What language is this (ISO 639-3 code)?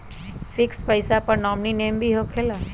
mag